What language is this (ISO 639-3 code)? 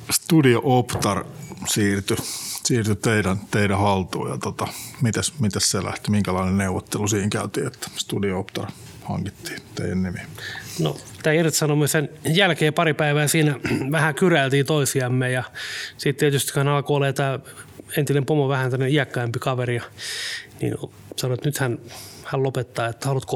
fin